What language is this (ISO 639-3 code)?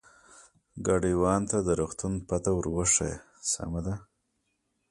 pus